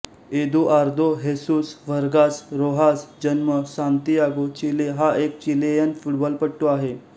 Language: Marathi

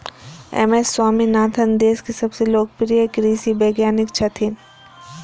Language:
Maithili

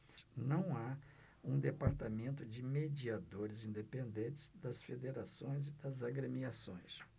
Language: Portuguese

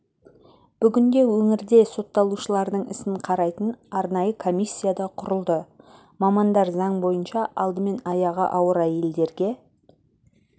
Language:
Kazakh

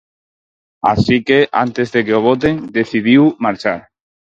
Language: Galician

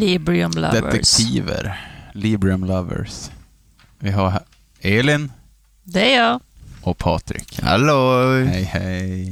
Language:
Swedish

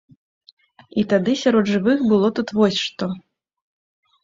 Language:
Belarusian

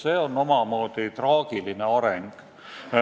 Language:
Estonian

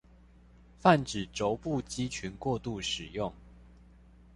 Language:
Chinese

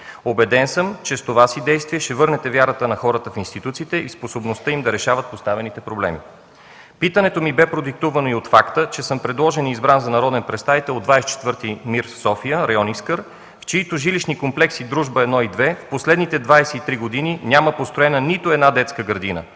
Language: Bulgarian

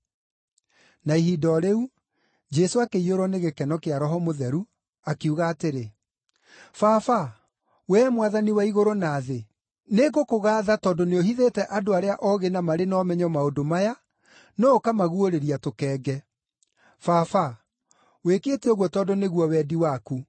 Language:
Kikuyu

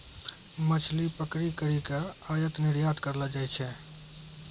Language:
Maithili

